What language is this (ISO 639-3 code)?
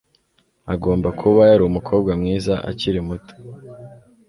kin